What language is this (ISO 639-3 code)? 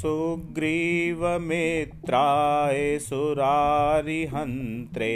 hin